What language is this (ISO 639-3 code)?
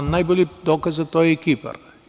srp